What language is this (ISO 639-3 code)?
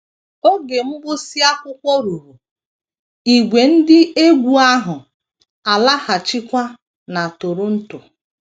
ibo